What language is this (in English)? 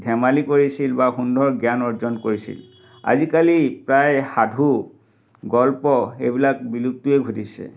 Assamese